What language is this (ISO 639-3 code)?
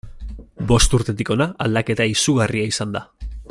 eus